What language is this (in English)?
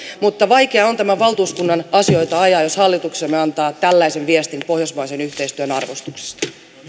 Finnish